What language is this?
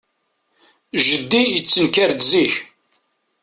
Kabyle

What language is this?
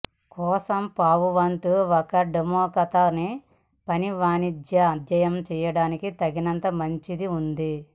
Telugu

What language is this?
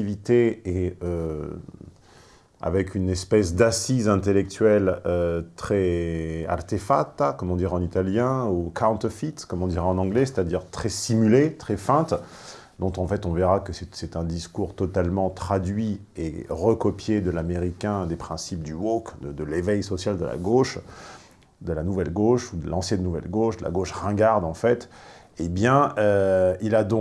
French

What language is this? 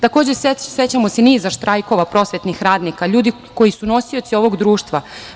Serbian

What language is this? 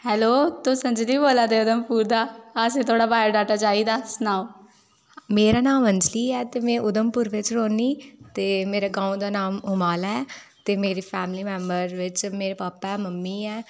Dogri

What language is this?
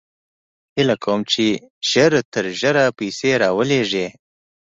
Pashto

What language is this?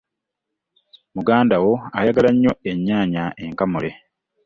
Ganda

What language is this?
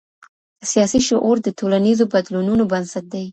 Pashto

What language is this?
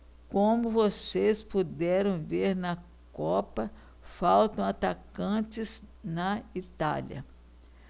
Portuguese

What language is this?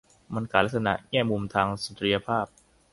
Thai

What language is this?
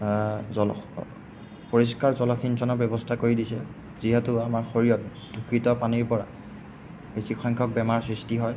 Assamese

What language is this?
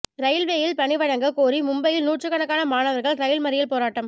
Tamil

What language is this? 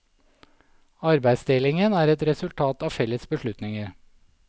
Norwegian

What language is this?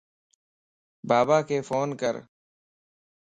Lasi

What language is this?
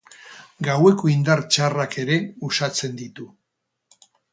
Basque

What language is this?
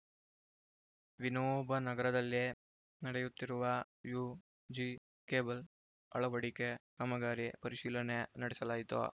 Kannada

